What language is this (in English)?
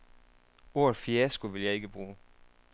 Danish